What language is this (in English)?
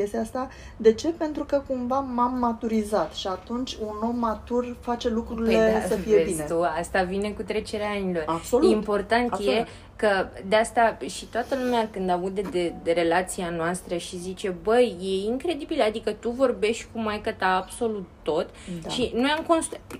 Romanian